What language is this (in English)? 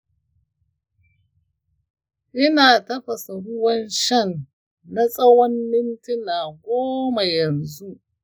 Hausa